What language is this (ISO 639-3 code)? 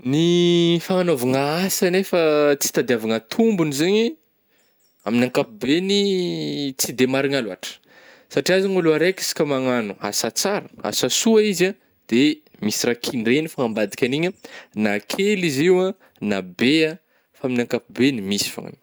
bmm